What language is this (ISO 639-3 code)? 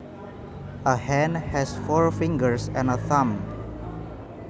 jav